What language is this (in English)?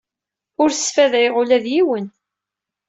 Kabyle